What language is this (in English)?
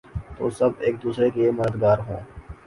Urdu